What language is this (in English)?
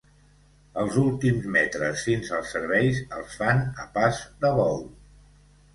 Catalan